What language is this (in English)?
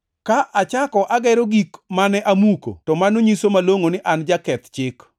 Luo (Kenya and Tanzania)